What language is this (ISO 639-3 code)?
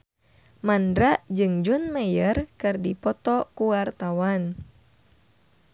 sun